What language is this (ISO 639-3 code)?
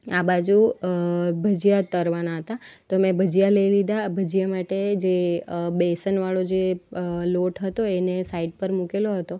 guj